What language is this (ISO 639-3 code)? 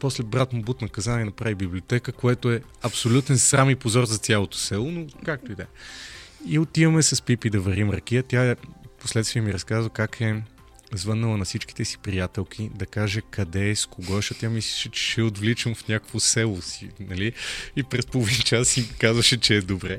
bul